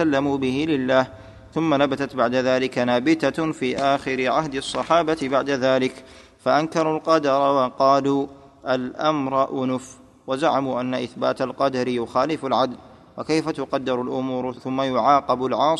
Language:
Arabic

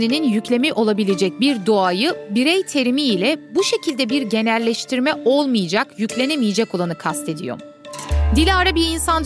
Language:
Turkish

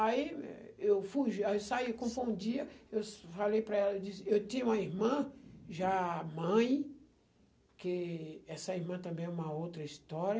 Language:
Portuguese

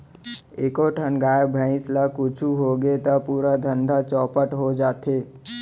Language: Chhattisgarhi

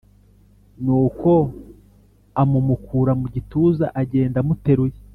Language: Kinyarwanda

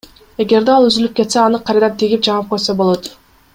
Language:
Kyrgyz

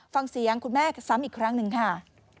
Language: Thai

